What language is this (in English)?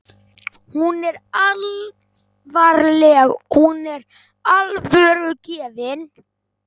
Icelandic